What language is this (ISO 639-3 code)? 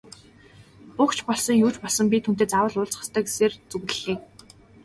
mon